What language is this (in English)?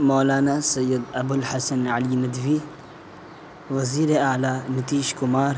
Urdu